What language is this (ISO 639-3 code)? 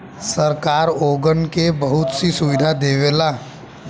bho